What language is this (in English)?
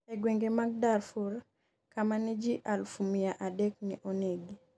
Luo (Kenya and Tanzania)